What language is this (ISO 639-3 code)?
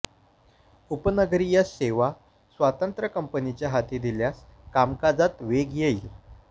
mar